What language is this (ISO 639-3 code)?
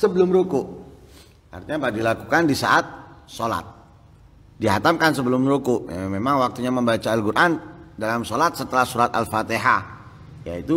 ind